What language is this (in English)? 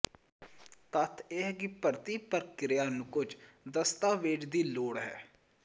Punjabi